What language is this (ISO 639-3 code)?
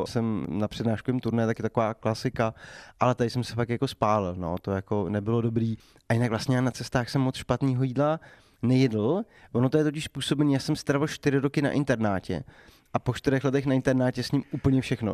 ces